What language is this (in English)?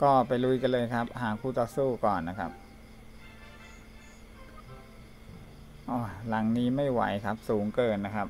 Thai